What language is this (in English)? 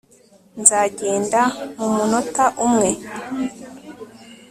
Kinyarwanda